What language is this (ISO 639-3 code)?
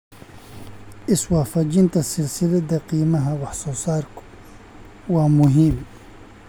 som